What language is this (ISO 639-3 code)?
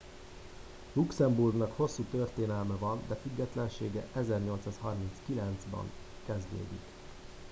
hun